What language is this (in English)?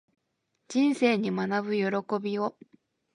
Japanese